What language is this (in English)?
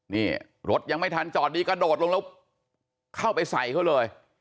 Thai